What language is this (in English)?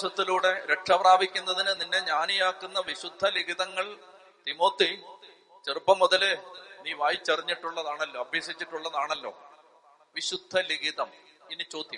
Malayalam